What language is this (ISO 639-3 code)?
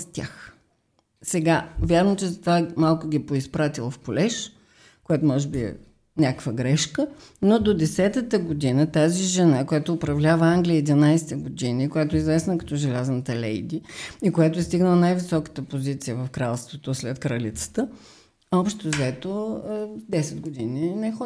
bul